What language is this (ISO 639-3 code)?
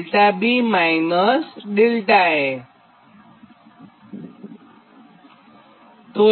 guj